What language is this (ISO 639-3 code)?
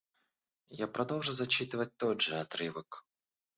rus